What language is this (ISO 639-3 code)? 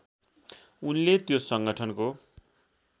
nep